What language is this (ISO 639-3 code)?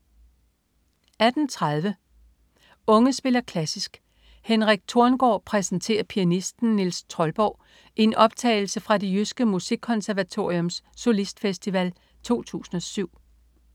dan